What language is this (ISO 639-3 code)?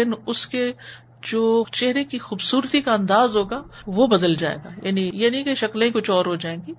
urd